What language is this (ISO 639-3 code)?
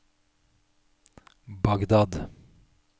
nor